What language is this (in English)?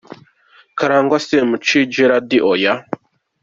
Kinyarwanda